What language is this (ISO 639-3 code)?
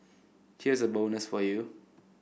eng